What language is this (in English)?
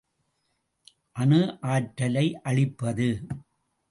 Tamil